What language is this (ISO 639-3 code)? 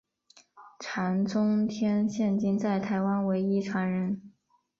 zho